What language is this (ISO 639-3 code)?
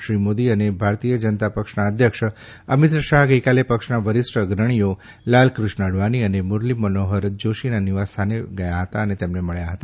guj